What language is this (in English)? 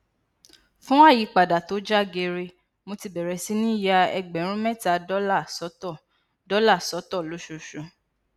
Yoruba